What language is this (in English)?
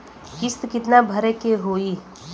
Bhojpuri